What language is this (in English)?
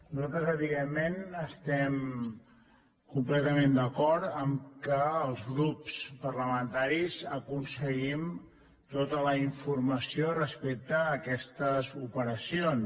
Catalan